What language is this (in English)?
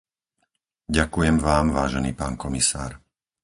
Slovak